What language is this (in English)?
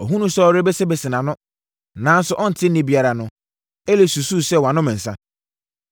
Akan